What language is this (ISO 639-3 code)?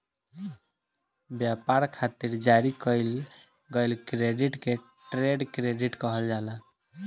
bho